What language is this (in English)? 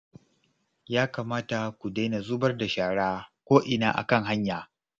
Hausa